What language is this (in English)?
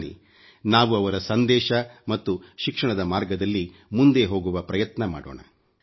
Kannada